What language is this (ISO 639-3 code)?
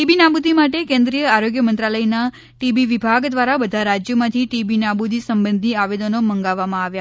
guj